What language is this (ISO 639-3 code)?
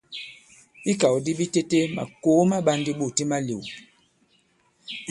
abb